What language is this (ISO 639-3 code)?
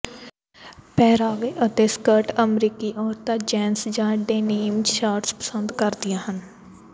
pan